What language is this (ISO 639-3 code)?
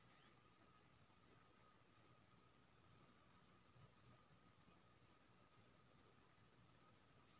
mai